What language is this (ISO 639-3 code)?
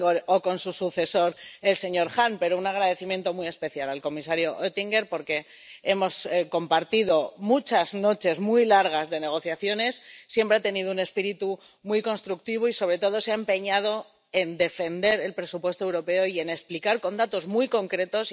spa